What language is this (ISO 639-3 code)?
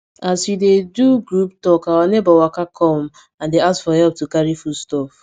pcm